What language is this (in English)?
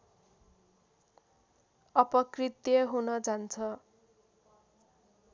Nepali